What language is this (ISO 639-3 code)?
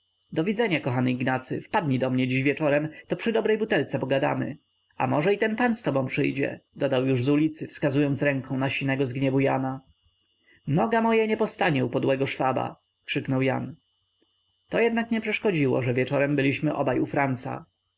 pol